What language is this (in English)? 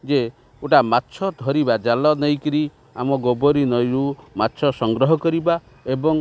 Odia